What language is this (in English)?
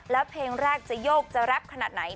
Thai